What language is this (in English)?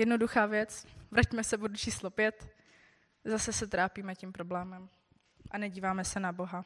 Czech